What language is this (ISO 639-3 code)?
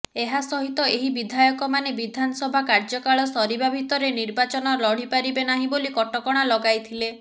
ori